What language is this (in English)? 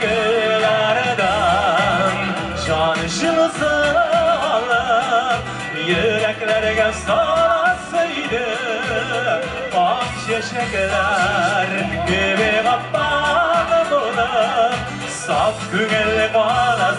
Turkish